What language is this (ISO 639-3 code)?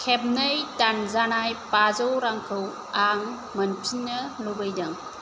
brx